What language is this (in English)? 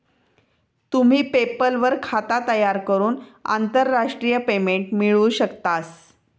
Marathi